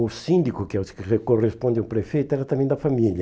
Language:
Portuguese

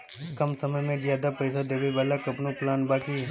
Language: Bhojpuri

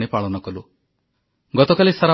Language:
Odia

